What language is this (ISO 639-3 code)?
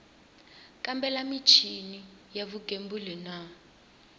tso